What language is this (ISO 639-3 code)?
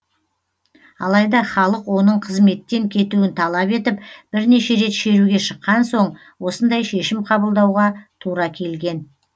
kaz